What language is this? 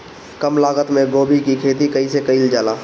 Bhojpuri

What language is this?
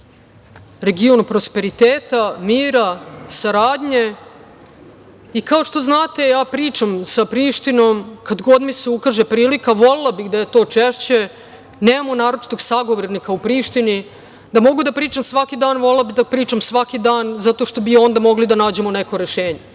Serbian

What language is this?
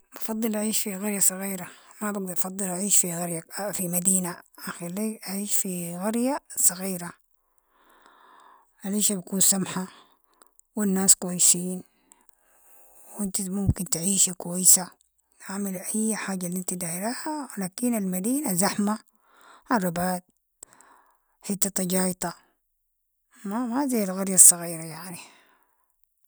Sudanese Arabic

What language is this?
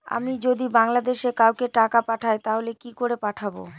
Bangla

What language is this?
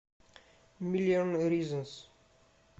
Russian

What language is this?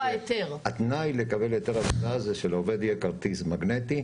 Hebrew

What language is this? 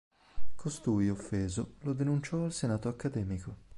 Italian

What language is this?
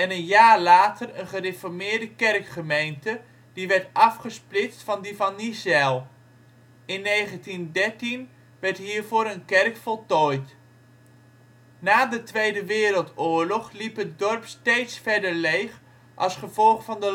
Dutch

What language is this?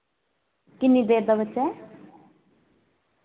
Dogri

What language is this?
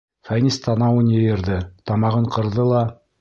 Bashkir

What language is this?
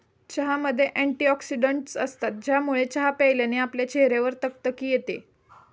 Marathi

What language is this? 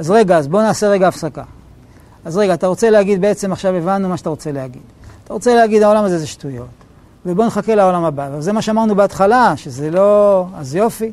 Hebrew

